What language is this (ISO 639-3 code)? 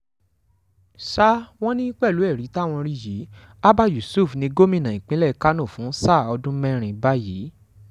yor